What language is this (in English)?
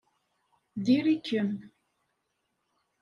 Kabyle